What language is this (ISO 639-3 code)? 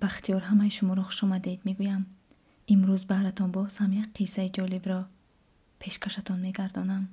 fas